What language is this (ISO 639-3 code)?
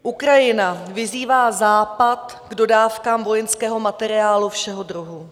ces